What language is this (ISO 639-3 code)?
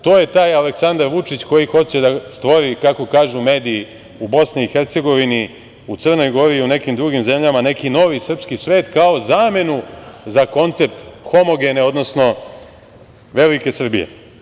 srp